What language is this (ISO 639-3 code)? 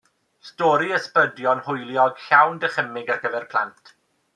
cym